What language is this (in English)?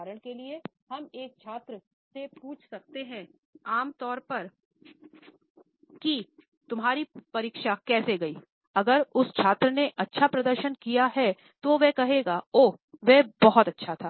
Hindi